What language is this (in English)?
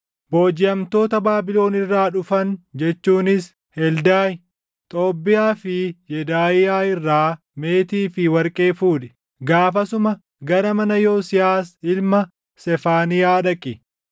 Oromo